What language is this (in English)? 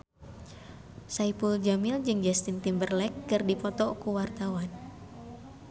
Sundanese